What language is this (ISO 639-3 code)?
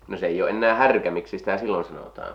fin